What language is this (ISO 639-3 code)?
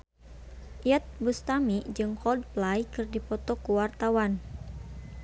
sun